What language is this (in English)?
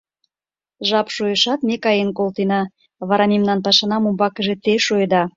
Mari